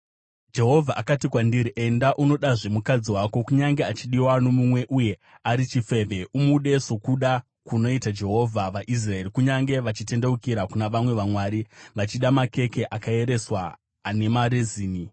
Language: Shona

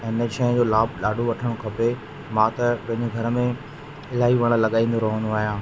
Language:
Sindhi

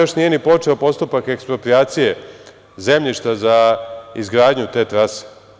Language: Serbian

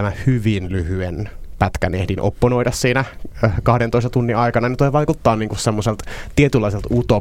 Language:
Finnish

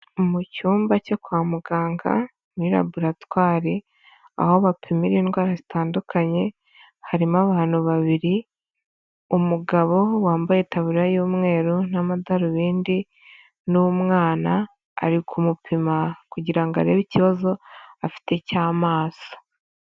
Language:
Kinyarwanda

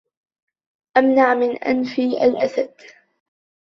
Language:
Arabic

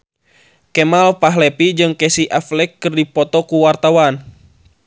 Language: Sundanese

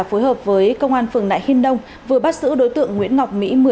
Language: Vietnamese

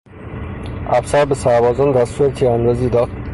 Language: Persian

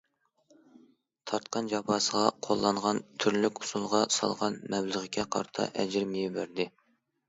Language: Uyghur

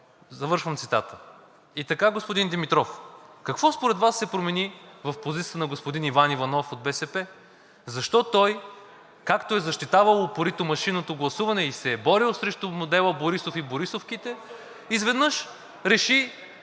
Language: Bulgarian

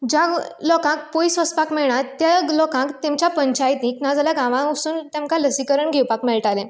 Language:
Konkani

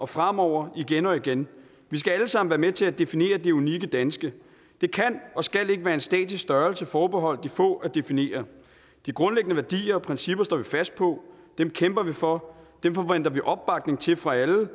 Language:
Danish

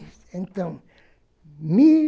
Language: Portuguese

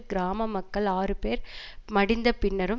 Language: Tamil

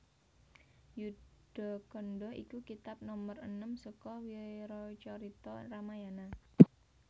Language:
Javanese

